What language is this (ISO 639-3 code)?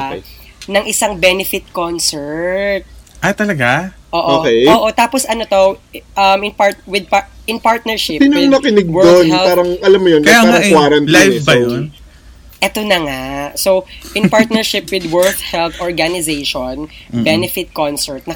fil